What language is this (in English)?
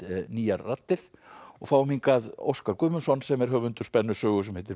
Icelandic